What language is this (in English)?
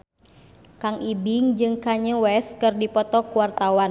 Sundanese